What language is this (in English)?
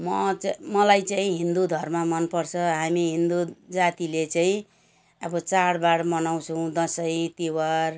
Nepali